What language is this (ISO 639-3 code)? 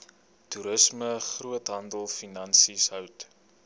afr